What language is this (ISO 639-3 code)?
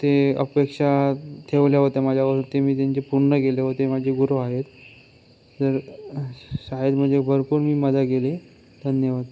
mar